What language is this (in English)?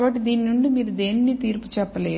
Telugu